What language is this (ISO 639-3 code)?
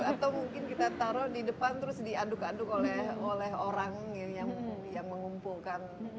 ind